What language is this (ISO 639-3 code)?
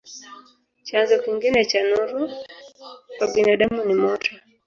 swa